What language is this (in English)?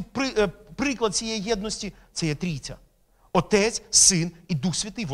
Ukrainian